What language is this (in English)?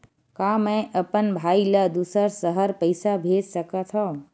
Chhattisgarhi